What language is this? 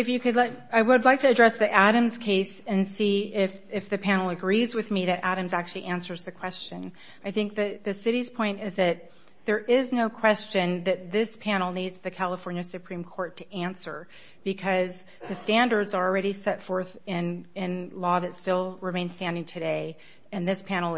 English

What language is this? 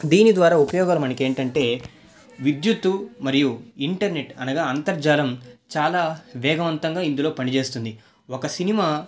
Telugu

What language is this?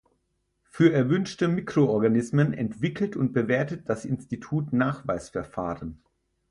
German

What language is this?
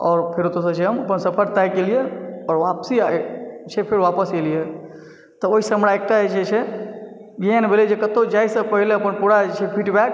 Maithili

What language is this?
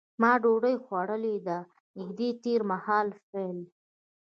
Pashto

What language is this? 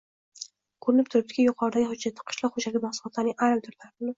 Uzbek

